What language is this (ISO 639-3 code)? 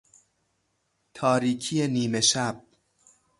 fas